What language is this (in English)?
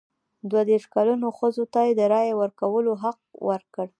Pashto